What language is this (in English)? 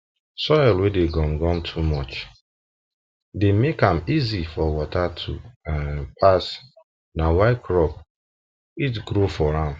Nigerian Pidgin